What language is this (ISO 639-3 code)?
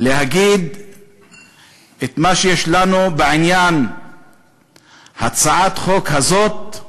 heb